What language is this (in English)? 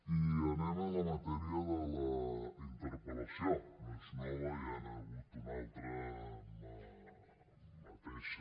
Catalan